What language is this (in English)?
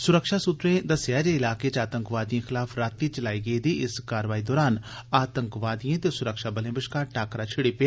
Dogri